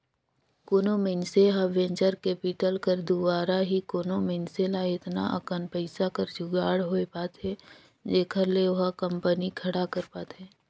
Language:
Chhattisgarhi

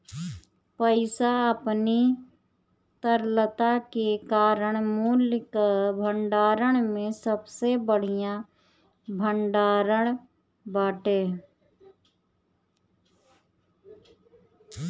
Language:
Bhojpuri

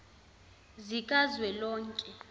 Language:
Zulu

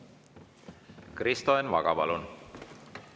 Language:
Estonian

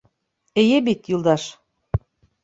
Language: Bashkir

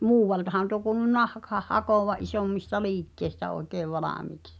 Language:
Finnish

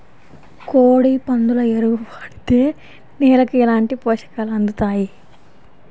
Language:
Telugu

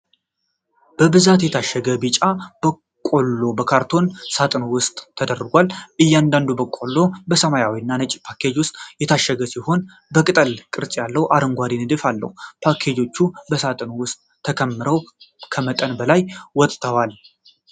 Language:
Amharic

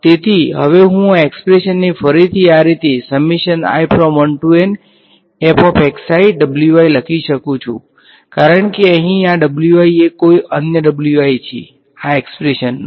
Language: Gujarati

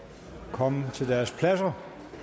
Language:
Danish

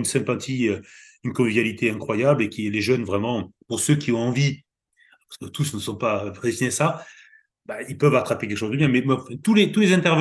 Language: French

